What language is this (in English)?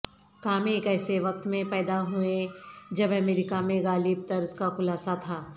Urdu